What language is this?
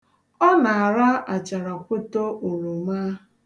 Igbo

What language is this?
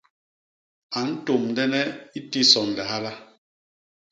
Basaa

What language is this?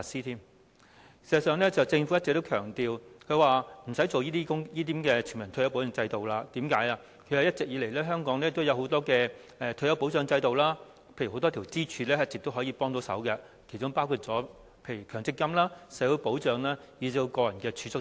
Cantonese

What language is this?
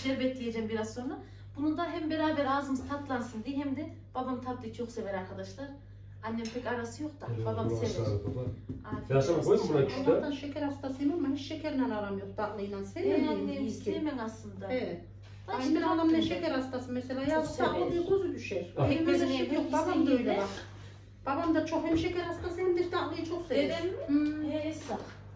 Turkish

